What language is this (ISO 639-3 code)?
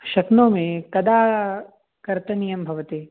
san